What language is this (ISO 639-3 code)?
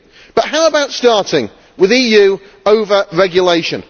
eng